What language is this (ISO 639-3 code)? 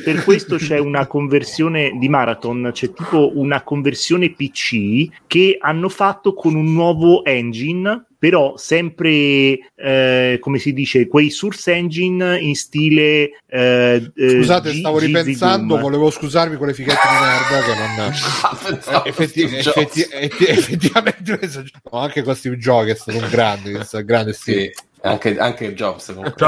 ita